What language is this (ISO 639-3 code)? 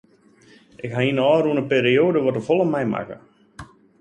fry